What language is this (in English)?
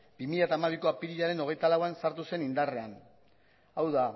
Basque